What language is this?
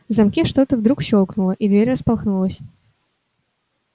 Russian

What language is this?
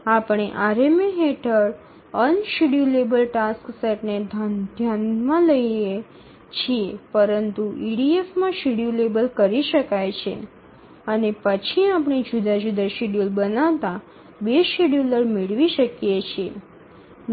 Gujarati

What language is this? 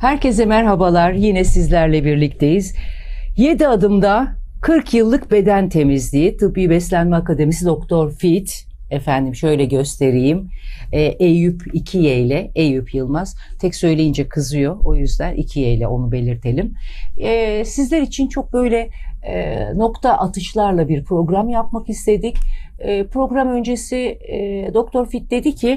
Turkish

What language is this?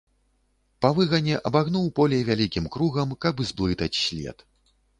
Belarusian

